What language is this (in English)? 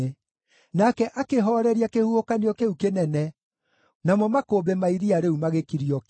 Kikuyu